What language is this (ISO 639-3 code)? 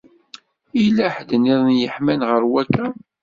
kab